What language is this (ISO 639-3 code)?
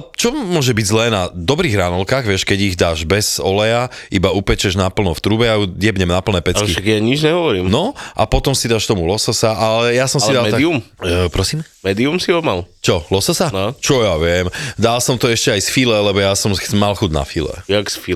slk